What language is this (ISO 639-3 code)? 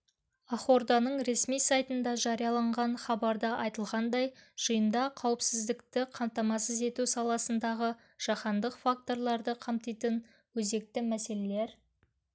kaz